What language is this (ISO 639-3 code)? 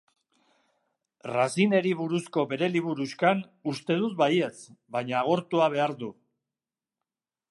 eus